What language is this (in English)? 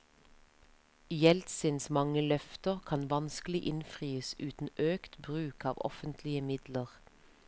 Norwegian